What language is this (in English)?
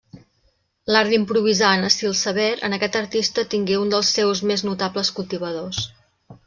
Catalan